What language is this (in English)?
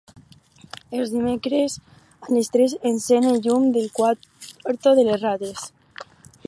Catalan